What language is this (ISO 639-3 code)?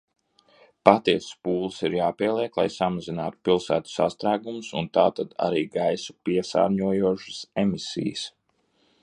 lav